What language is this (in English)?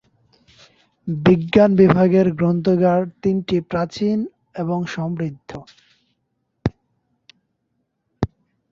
Bangla